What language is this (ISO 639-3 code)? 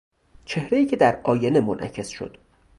fas